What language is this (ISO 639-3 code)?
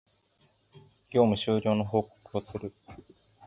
jpn